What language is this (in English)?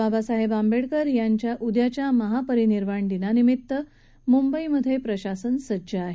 Marathi